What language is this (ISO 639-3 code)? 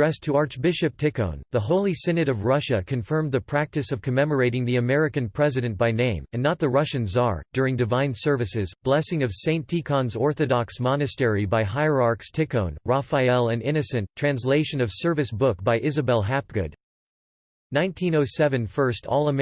eng